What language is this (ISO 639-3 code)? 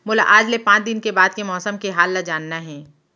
hne